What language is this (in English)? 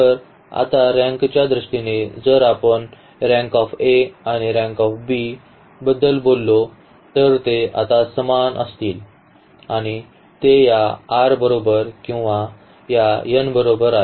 Marathi